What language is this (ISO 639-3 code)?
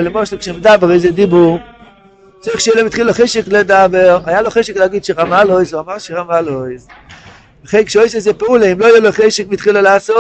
heb